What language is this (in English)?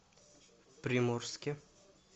Russian